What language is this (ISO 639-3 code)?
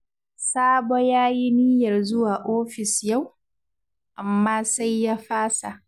hau